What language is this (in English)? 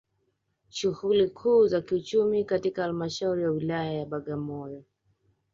Swahili